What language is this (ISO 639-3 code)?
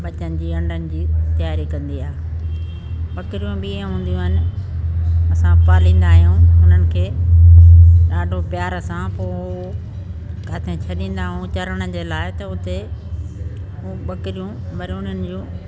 snd